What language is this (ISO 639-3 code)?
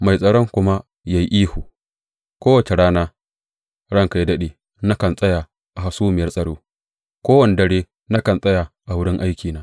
hau